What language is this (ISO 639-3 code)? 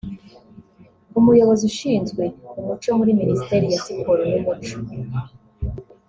kin